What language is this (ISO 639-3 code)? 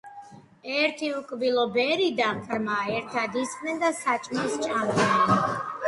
kat